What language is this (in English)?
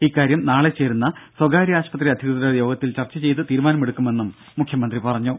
Malayalam